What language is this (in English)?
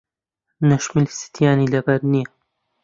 Central Kurdish